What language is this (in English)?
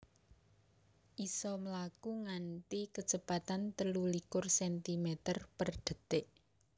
Javanese